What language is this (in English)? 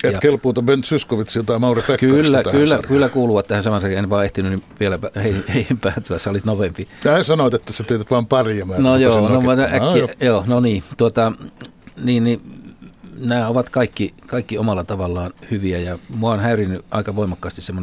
Finnish